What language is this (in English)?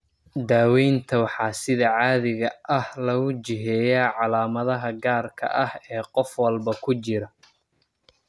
Somali